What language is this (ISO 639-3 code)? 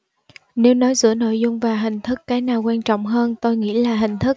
vie